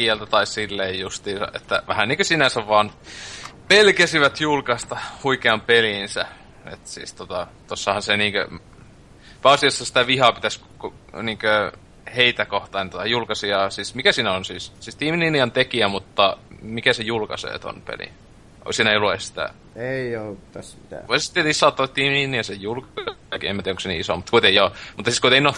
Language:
Finnish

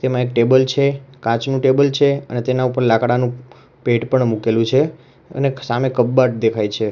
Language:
Gujarati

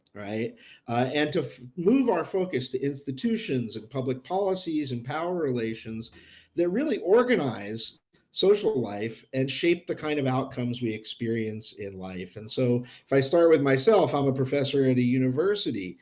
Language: English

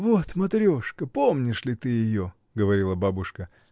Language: Russian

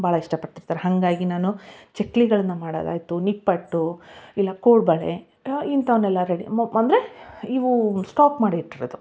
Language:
Kannada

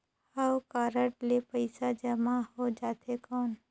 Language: Chhattisgarhi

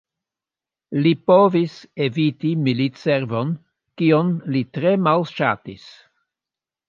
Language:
Esperanto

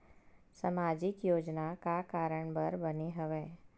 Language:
Chhattisgarhi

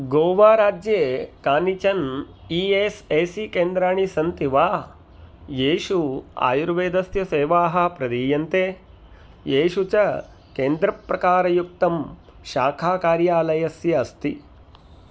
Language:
Sanskrit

